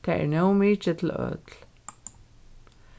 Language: Faroese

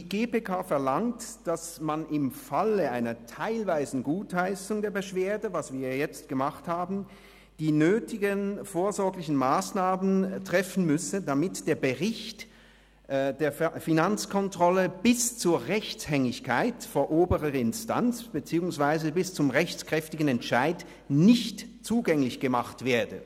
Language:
Swiss German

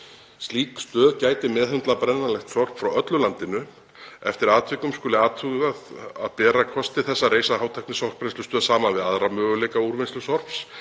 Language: Icelandic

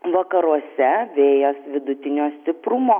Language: Lithuanian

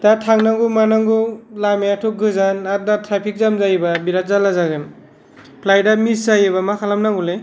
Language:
Bodo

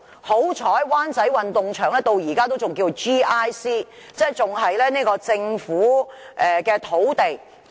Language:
Cantonese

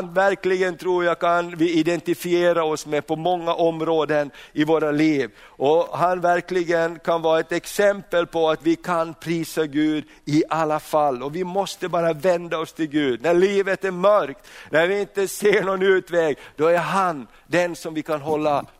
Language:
Swedish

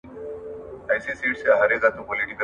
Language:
Pashto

